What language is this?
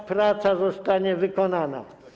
Polish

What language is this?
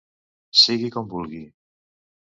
Catalan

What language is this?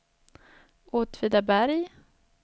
Swedish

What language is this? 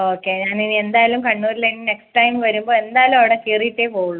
Malayalam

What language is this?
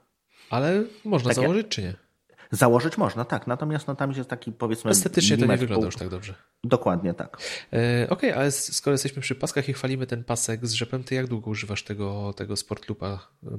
Polish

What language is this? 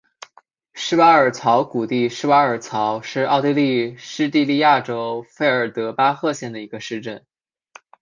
Chinese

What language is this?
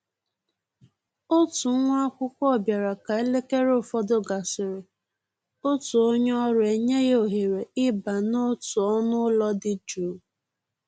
Igbo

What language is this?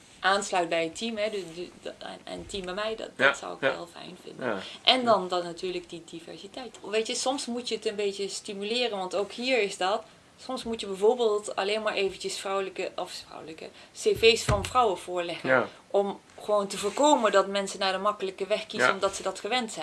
Dutch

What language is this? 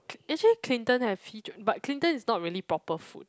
English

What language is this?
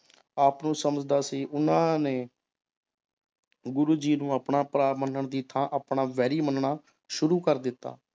Punjabi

